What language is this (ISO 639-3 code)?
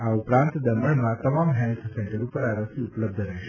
guj